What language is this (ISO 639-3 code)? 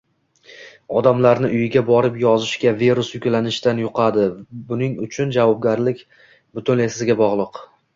uzb